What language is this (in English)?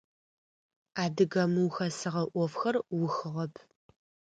Adyghe